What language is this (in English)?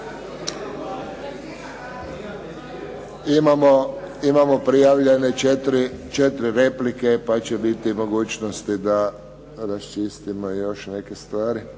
Croatian